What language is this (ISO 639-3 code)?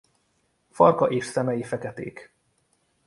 hun